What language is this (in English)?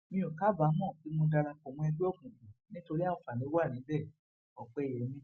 Yoruba